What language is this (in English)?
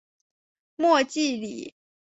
Chinese